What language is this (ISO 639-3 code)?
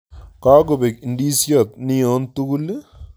kln